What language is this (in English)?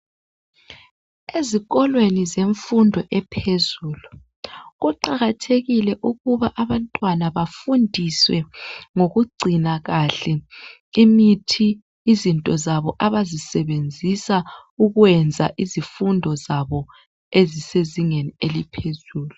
North Ndebele